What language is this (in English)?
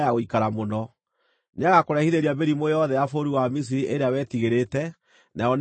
Kikuyu